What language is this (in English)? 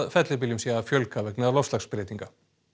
Icelandic